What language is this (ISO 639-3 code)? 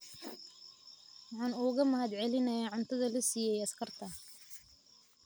som